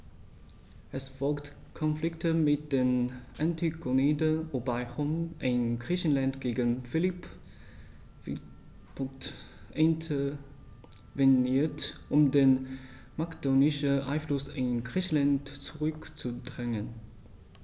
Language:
German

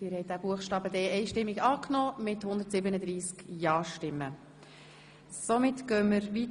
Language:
Swiss German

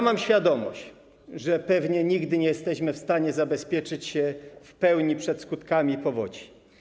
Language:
Polish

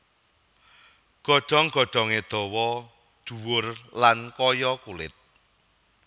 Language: Javanese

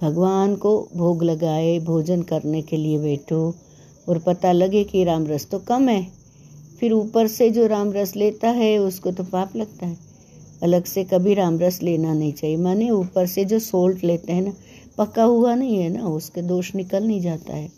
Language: Hindi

